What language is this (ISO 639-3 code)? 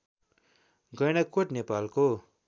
nep